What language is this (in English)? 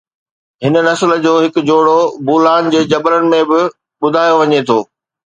Sindhi